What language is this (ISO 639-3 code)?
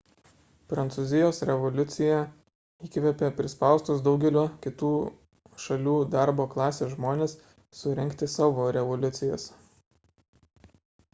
lit